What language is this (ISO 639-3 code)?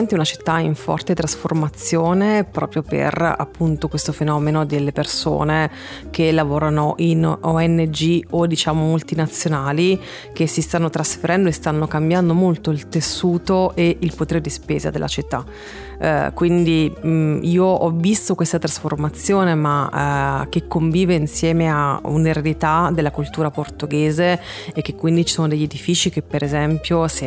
ita